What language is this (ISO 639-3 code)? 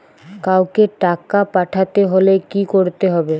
ben